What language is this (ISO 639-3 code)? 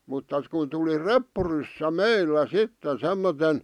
fin